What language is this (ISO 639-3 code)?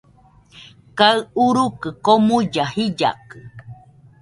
hux